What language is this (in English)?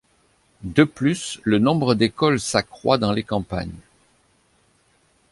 French